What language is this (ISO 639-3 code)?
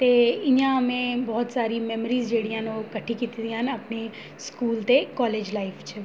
doi